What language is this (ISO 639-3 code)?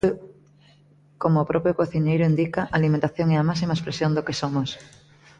glg